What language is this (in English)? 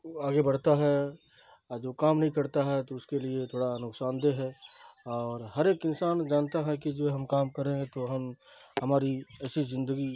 Urdu